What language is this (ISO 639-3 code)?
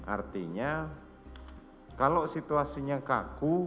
ind